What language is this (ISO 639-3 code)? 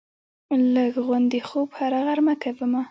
pus